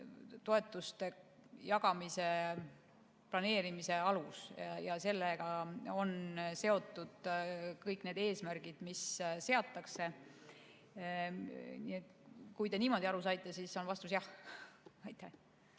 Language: Estonian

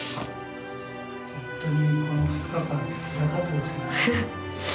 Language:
Japanese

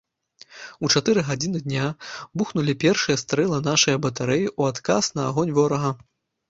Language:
Belarusian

